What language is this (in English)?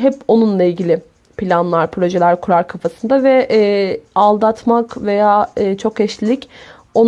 Turkish